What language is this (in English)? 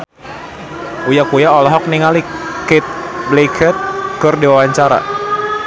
Sundanese